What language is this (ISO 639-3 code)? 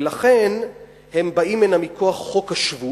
heb